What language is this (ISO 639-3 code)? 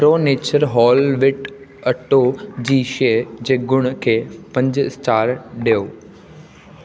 snd